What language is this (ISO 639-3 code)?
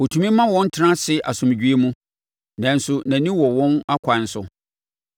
aka